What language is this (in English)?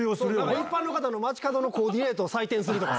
Japanese